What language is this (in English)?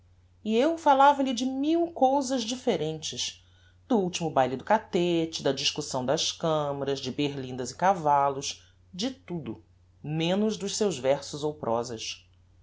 Portuguese